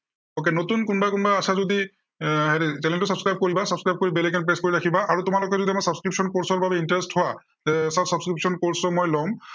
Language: Assamese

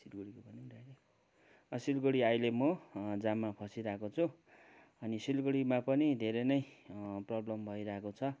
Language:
Nepali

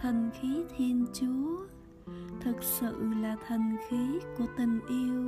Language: Vietnamese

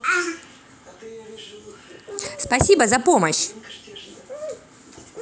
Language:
Russian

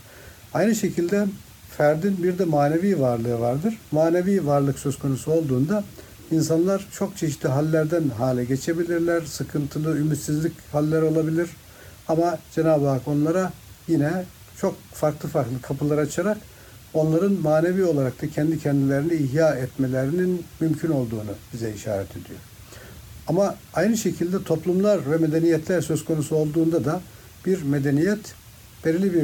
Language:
Turkish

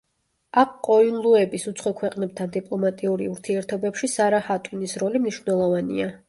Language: Georgian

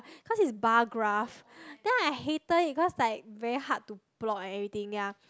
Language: English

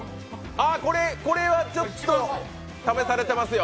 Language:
Japanese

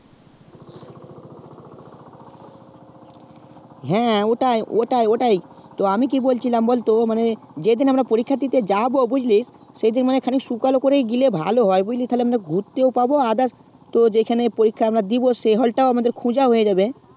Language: Bangla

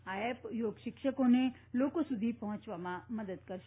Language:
Gujarati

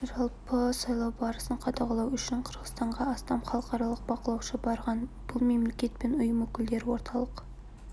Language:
Kazakh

